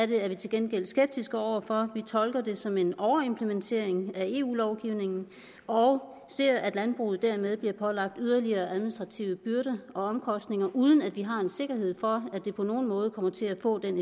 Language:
Danish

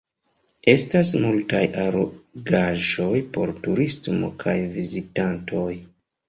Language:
Esperanto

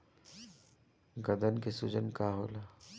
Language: Bhojpuri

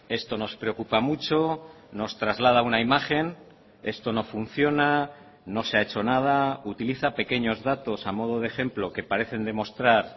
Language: Spanish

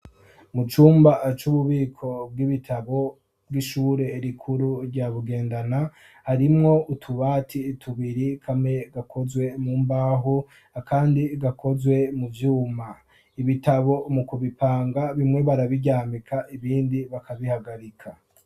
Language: Rundi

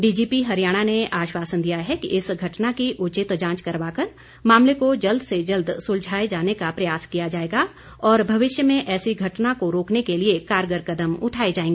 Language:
Hindi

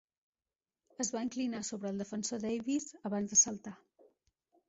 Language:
Catalan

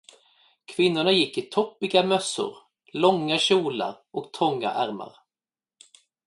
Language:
Swedish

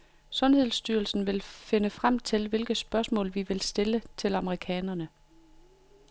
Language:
Danish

